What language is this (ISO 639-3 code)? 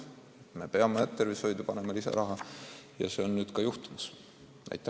est